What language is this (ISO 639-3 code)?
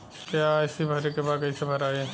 bho